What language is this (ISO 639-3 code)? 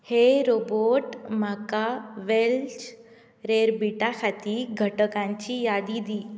kok